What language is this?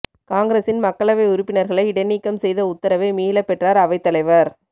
Tamil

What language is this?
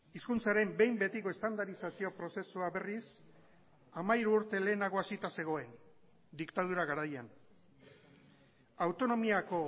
Basque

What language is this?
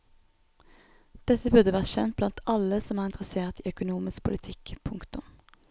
Norwegian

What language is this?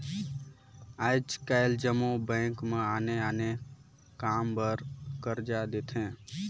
Chhattisgarhi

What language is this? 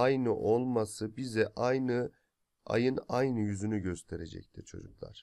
Turkish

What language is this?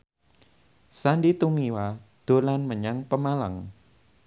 Javanese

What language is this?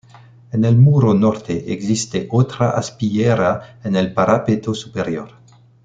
Spanish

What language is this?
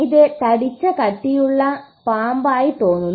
Malayalam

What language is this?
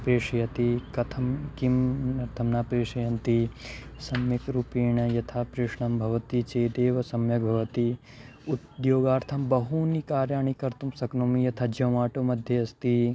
Sanskrit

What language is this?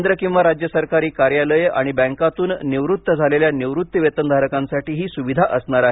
Marathi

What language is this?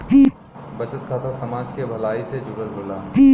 Bhojpuri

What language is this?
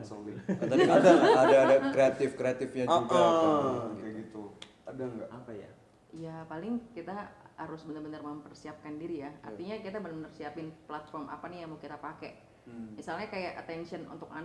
Indonesian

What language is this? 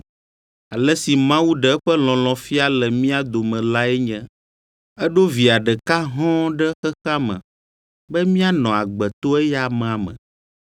Ewe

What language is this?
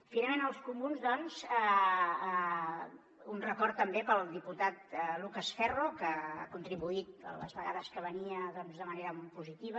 Catalan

